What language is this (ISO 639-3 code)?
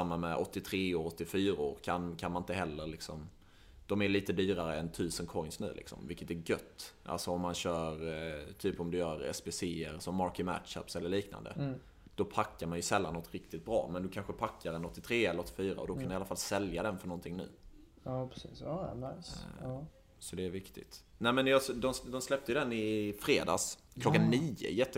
swe